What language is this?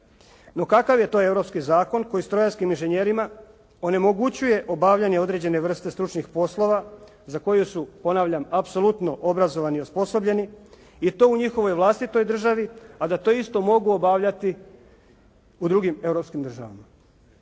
Croatian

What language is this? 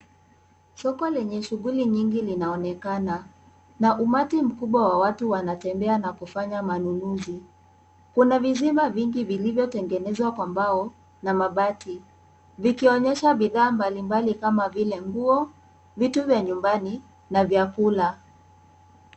Swahili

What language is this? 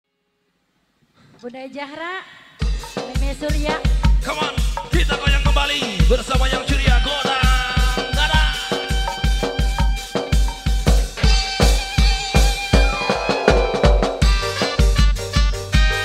Indonesian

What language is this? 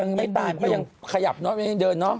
Thai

